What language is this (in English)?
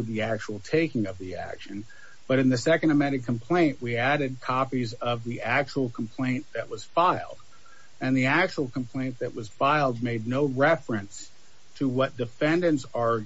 English